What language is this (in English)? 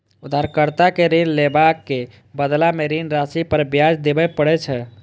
Maithili